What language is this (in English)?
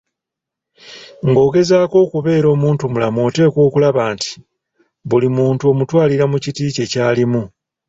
Ganda